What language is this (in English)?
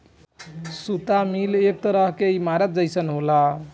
Bhojpuri